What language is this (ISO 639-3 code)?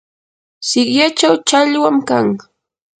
qur